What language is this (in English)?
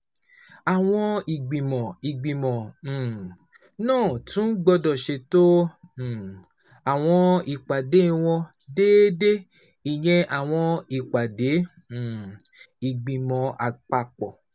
Yoruba